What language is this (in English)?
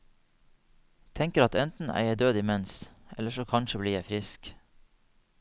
Norwegian